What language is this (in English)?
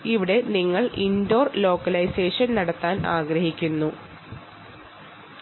Malayalam